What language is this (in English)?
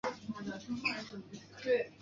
Chinese